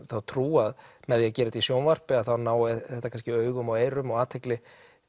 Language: Icelandic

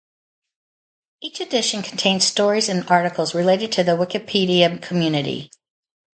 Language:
English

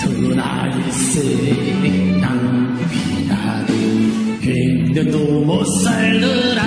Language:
Korean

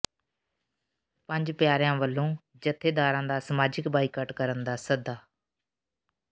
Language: Punjabi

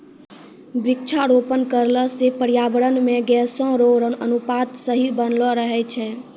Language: Maithili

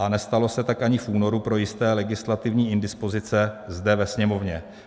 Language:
Czech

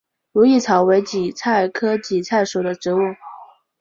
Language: Chinese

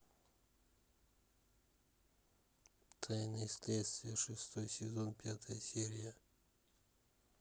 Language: Russian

